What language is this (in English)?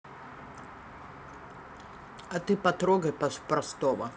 Russian